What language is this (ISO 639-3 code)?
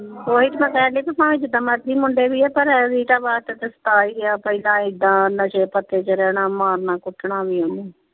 pan